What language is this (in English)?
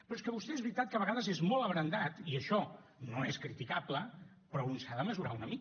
Catalan